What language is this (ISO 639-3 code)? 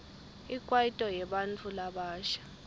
ssw